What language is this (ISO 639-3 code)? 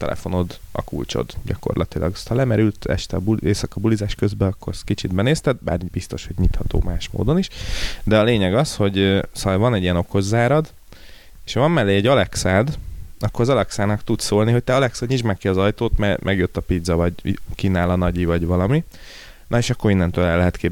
hun